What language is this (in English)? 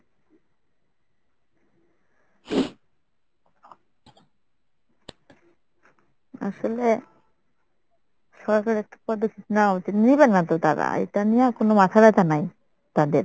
Bangla